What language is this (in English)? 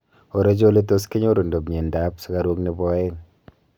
Kalenjin